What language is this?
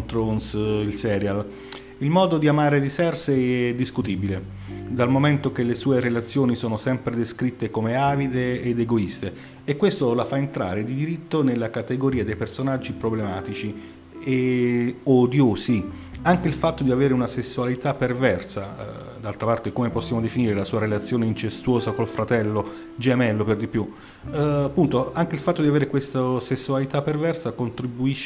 Italian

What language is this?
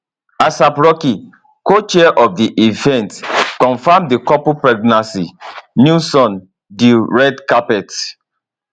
Nigerian Pidgin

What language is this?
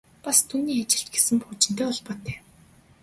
Mongolian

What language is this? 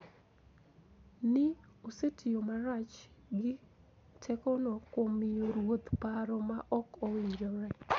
Luo (Kenya and Tanzania)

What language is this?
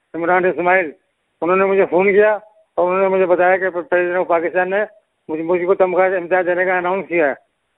Urdu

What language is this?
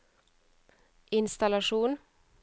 Norwegian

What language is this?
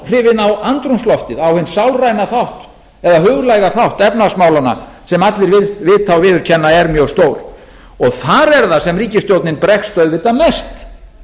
Icelandic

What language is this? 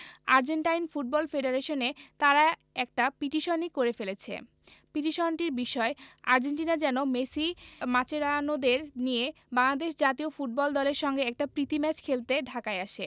Bangla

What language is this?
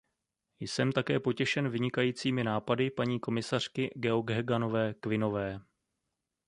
Czech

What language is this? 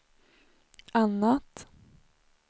Swedish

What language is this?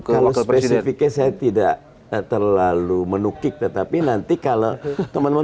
Indonesian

